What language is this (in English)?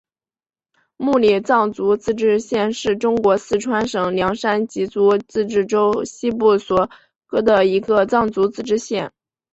Chinese